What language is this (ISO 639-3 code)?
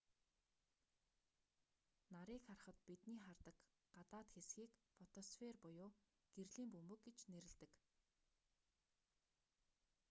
mon